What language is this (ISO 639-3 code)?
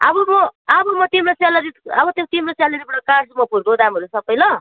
nep